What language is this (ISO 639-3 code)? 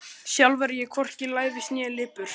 isl